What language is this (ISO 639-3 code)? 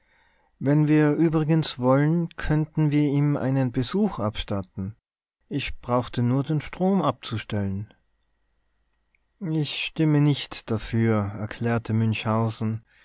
deu